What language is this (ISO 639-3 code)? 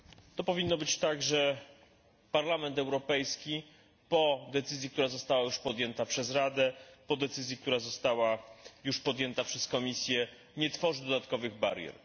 pol